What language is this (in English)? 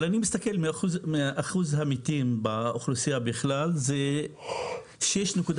Hebrew